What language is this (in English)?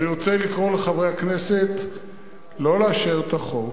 Hebrew